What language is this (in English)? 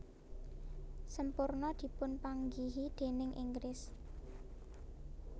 Javanese